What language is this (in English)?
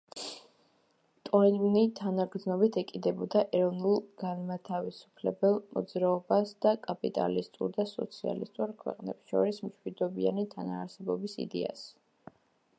Georgian